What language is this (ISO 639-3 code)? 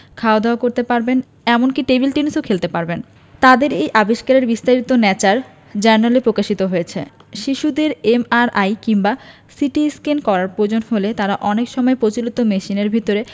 ben